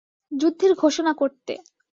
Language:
Bangla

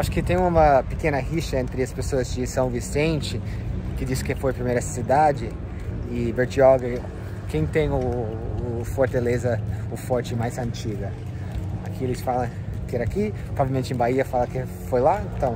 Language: Portuguese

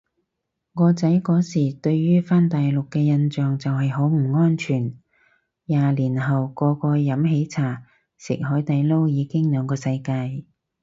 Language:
Cantonese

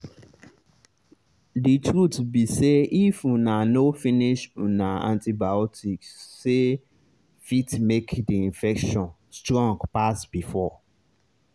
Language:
Nigerian Pidgin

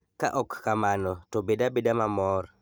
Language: Luo (Kenya and Tanzania)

